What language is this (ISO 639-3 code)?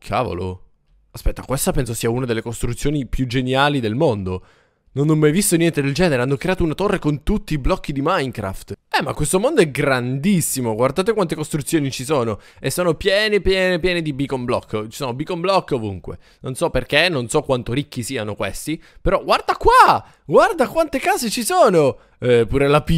ita